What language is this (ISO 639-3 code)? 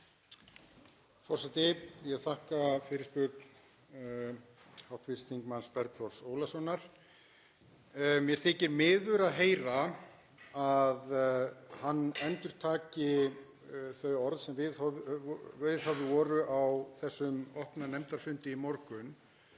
isl